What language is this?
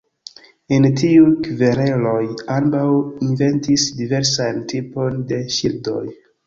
Esperanto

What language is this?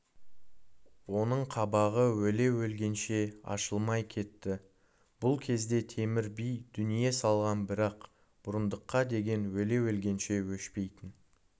Kazakh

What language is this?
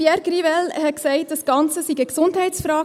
Swiss German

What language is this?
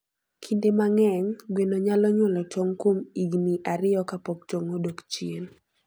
Luo (Kenya and Tanzania)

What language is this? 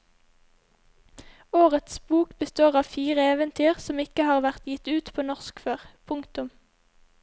Norwegian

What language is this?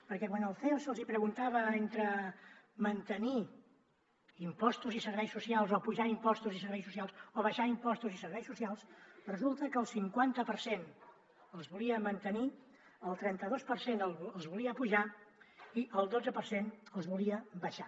Catalan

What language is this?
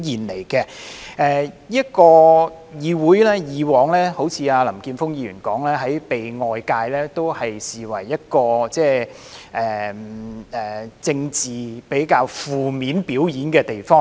Cantonese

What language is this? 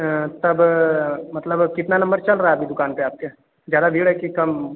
Hindi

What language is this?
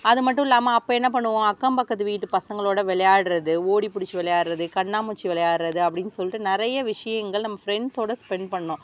Tamil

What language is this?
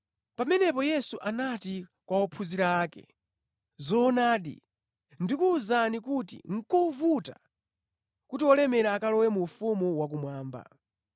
Nyanja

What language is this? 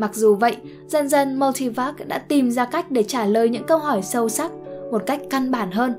Vietnamese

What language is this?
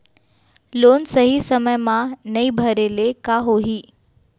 Chhattisgarhi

